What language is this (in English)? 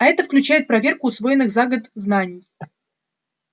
Russian